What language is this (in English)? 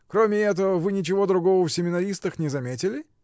Russian